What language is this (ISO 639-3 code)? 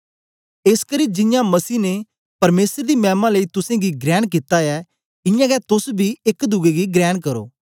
doi